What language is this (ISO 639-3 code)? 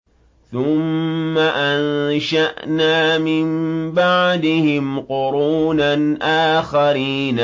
ara